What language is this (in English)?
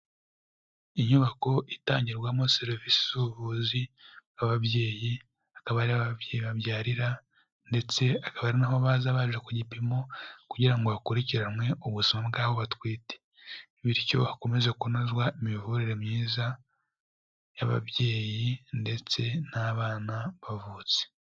Kinyarwanda